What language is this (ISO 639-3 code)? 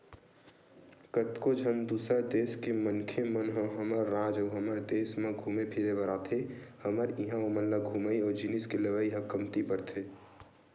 hne